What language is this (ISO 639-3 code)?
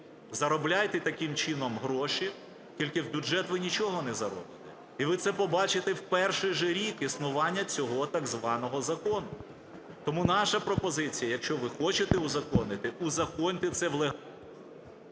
ukr